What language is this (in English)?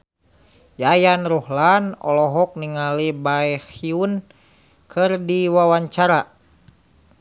Sundanese